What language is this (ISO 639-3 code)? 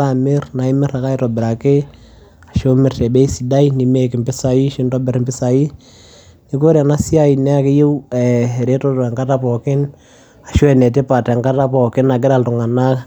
mas